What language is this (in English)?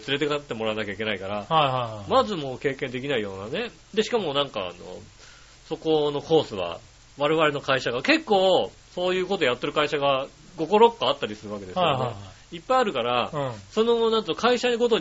Japanese